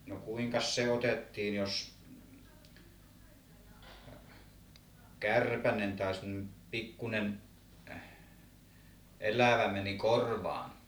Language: Finnish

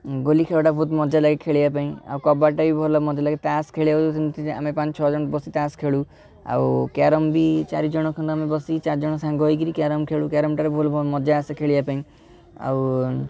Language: Odia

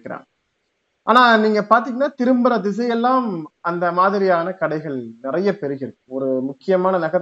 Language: Tamil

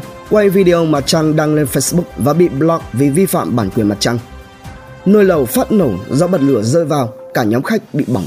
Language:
Vietnamese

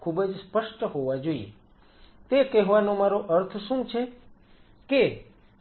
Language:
Gujarati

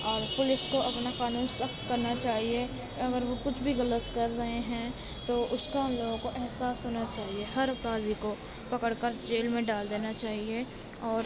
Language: Urdu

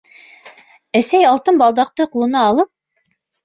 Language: Bashkir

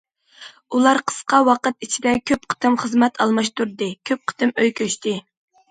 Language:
Uyghur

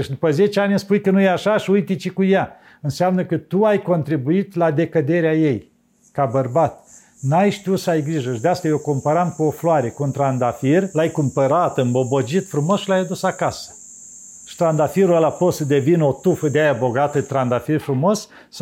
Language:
Romanian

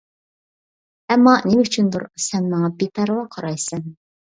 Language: Uyghur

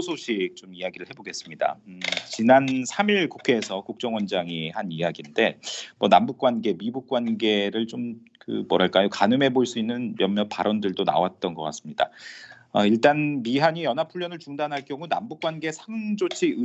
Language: Korean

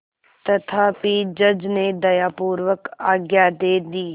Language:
Hindi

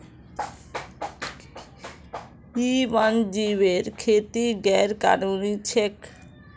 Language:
Magahi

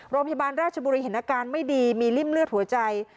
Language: Thai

